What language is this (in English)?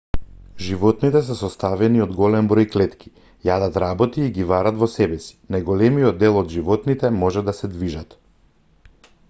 Macedonian